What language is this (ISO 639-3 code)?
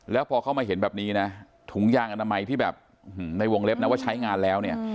tha